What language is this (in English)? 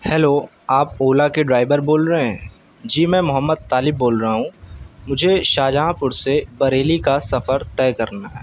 Urdu